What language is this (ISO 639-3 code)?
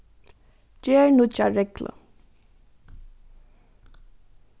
fao